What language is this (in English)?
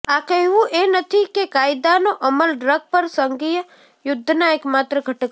Gujarati